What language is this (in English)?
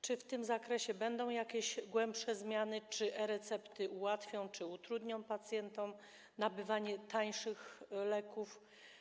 Polish